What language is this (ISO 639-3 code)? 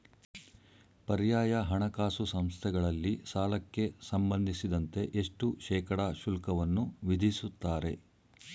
kan